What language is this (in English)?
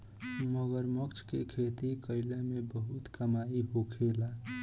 Bhojpuri